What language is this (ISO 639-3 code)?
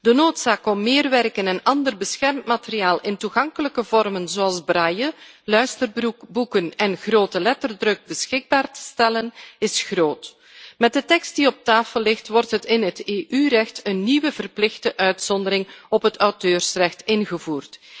nld